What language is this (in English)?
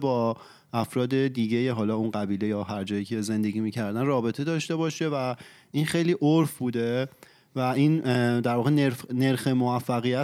Persian